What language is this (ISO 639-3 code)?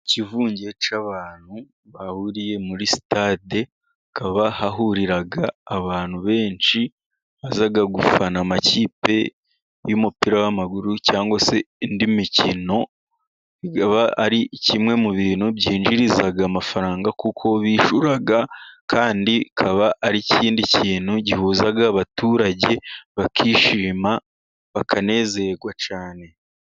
kin